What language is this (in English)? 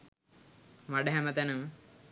Sinhala